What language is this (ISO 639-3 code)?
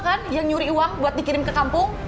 ind